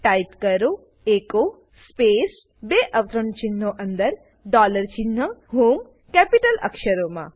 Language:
Gujarati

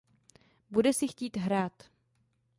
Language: Czech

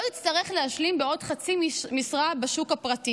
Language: Hebrew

